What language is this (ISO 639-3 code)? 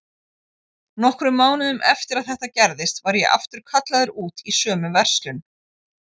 isl